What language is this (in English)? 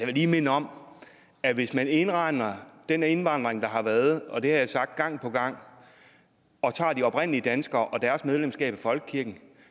Danish